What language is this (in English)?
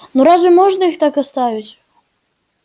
Russian